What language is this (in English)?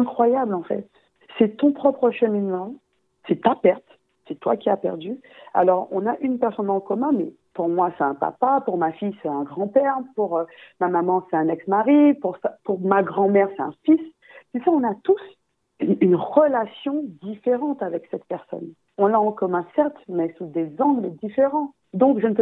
French